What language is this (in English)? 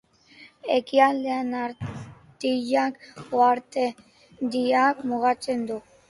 Basque